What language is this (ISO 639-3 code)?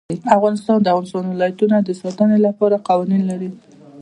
pus